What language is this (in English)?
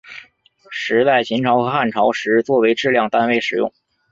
Chinese